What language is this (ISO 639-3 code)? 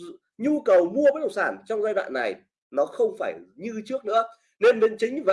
vie